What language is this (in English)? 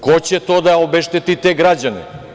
Serbian